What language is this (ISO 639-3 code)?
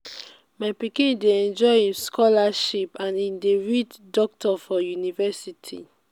pcm